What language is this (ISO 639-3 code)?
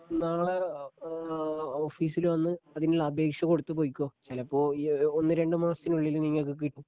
mal